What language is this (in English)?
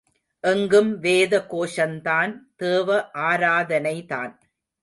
Tamil